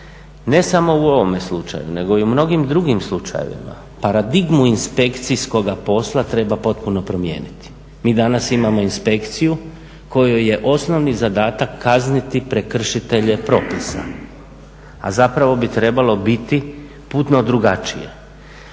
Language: Croatian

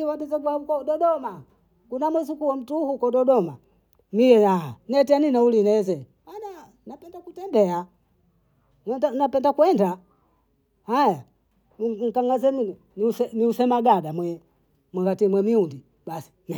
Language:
Bondei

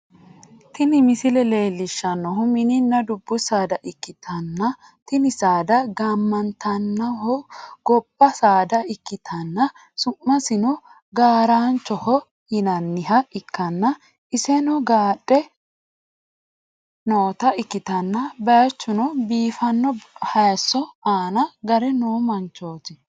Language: Sidamo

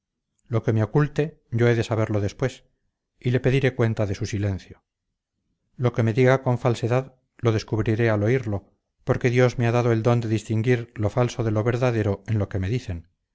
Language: Spanish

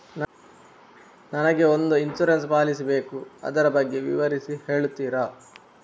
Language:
Kannada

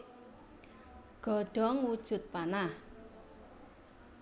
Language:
Javanese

